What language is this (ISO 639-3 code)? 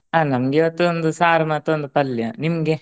kan